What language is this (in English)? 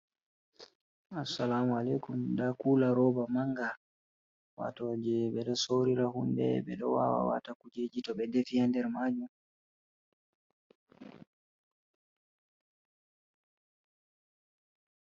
Fula